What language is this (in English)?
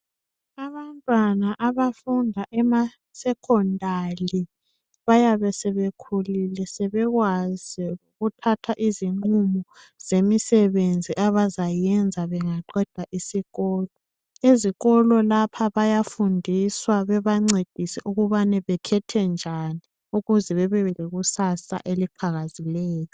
North Ndebele